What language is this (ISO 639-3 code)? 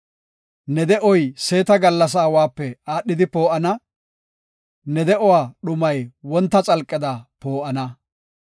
gof